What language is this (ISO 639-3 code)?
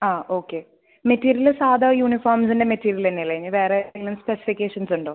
mal